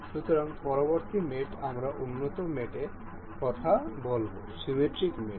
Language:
Bangla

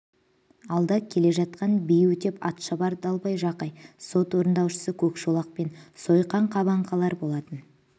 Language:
Kazakh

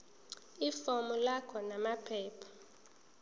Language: Zulu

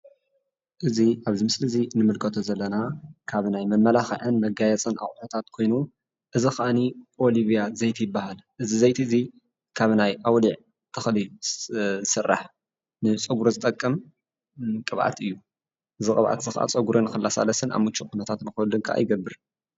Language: Tigrinya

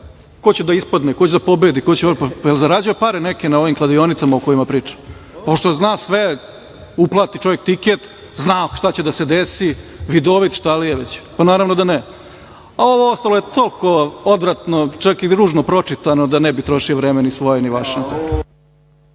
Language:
Serbian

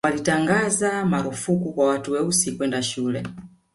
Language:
Swahili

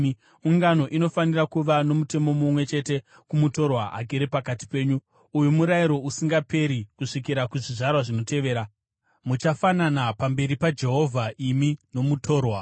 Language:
Shona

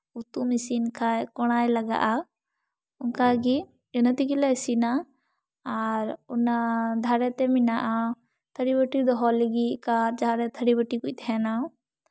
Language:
Santali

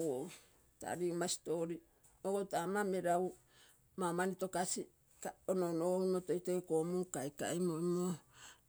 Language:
Terei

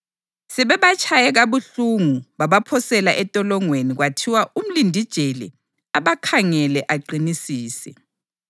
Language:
North Ndebele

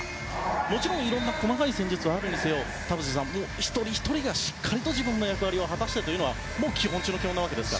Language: Japanese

